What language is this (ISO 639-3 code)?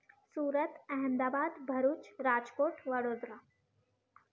snd